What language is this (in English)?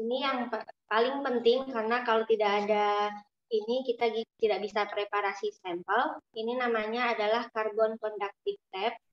Indonesian